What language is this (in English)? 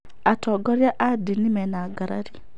Kikuyu